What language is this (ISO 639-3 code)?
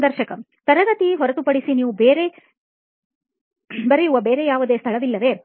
kan